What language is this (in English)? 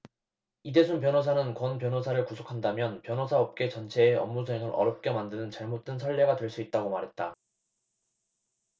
Korean